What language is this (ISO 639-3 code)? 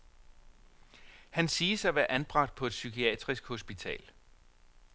dan